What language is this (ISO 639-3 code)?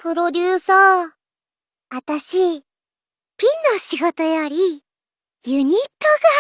jpn